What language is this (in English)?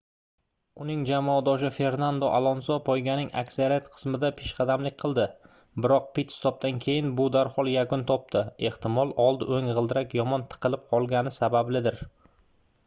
Uzbek